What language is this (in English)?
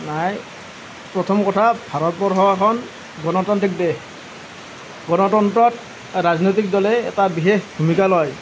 Assamese